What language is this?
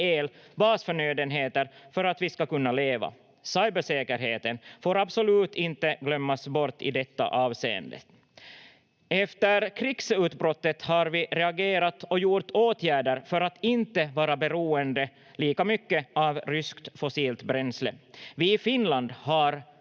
Finnish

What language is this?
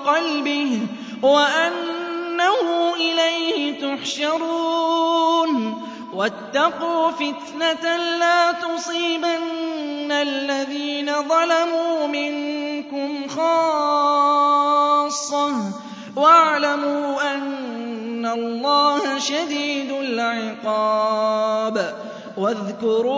Arabic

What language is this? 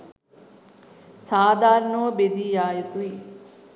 Sinhala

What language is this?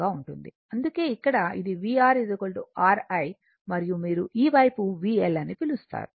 Telugu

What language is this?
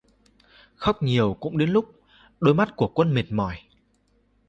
Vietnamese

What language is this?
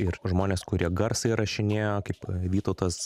Lithuanian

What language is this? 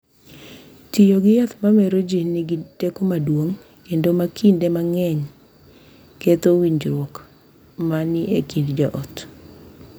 Luo (Kenya and Tanzania)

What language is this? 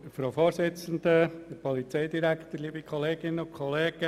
Swiss German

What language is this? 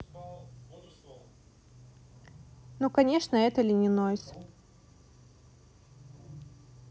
Russian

